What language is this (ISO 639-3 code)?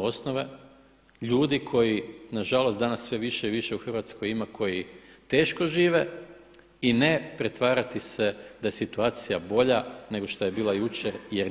hrv